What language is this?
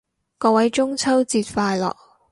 Cantonese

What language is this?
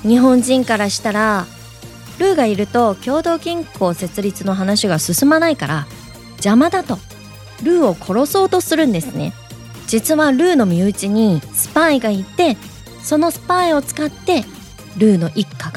Japanese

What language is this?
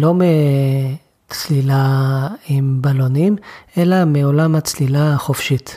Hebrew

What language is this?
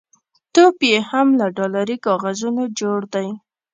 Pashto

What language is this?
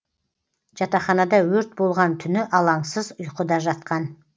Kazakh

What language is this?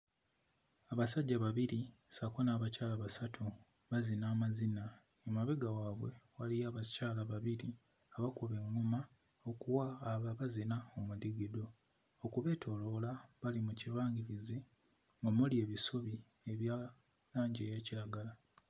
Ganda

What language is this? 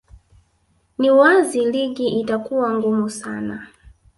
Swahili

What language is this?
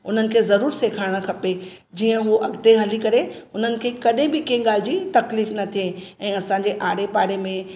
Sindhi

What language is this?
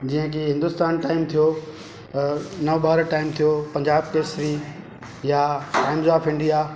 Sindhi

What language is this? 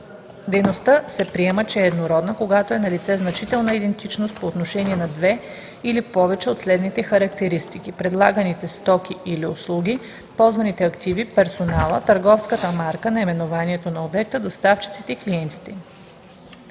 Bulgarian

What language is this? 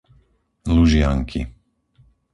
Slovak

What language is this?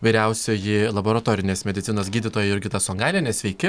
Lithuanian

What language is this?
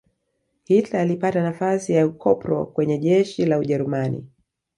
Swahili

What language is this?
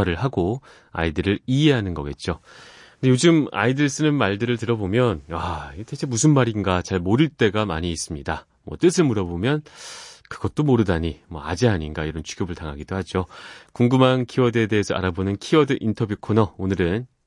Korean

